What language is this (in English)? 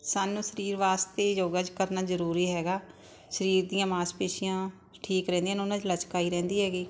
Punjabi